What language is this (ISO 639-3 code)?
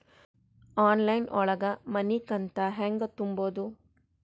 kan